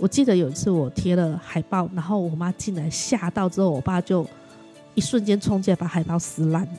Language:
Chinese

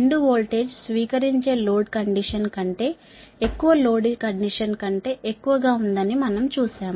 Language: Telugu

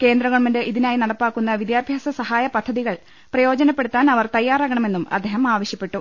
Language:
Malayalam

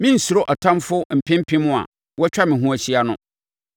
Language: Akan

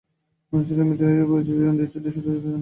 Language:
Bangla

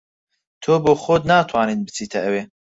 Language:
Central Kurdish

